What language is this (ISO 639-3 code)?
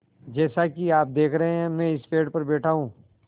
hin